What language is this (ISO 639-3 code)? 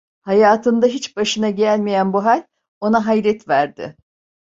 tur